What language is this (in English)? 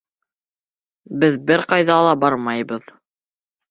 Bashkir